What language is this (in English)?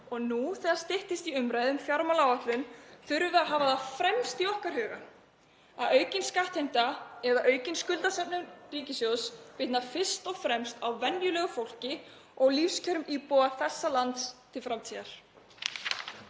Icelandic